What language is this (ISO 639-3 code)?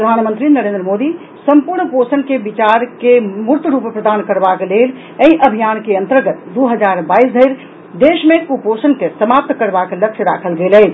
mai